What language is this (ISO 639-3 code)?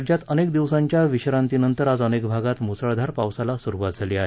mar